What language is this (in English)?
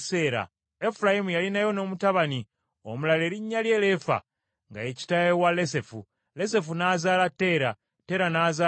Ganda